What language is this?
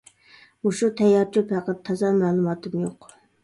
Uyghur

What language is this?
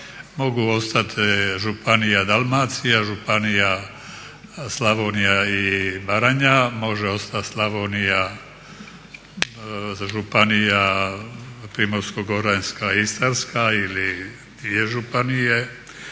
Croatian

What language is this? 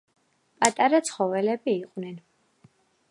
Georgian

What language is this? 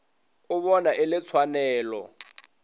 Northern Sotho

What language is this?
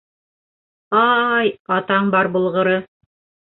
Bashkir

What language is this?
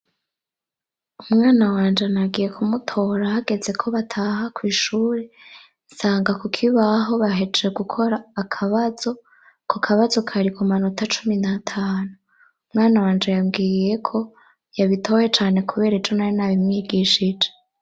Rundi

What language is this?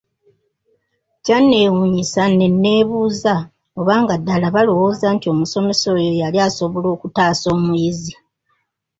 Ganda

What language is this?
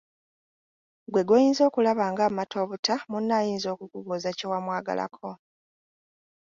Ganda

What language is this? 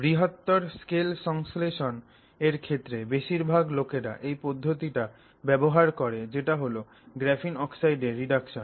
Bangla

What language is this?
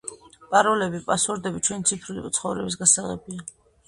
Georgian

